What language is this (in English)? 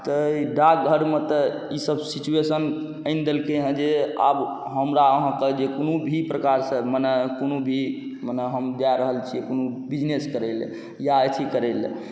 Maithili